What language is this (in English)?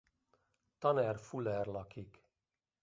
Hungarian